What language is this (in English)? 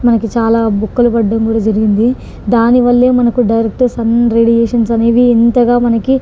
Telugu